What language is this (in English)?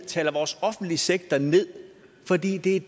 Danish